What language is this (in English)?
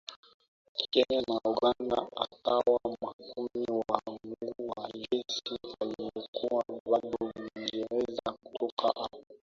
Swahili